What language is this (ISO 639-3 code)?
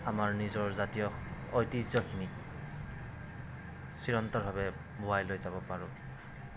asm